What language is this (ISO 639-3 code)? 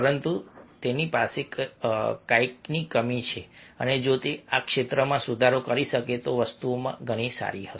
guj